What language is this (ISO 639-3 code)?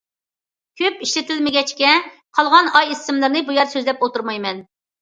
uig